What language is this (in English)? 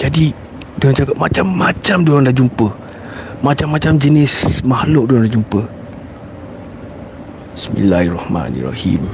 Malay